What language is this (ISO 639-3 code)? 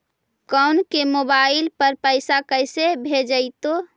mag